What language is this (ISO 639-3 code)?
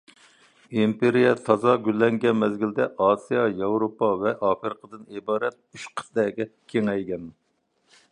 uig